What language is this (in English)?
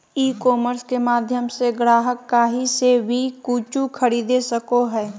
Magahi